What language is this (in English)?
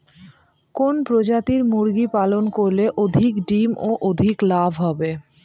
Bangla